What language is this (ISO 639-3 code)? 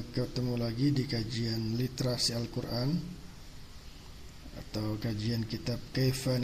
ind